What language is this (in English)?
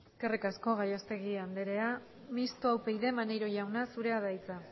Basque